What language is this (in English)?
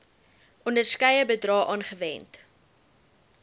Afrikaans